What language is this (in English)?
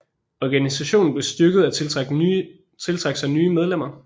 Danish